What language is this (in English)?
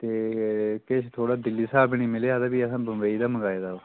Dogri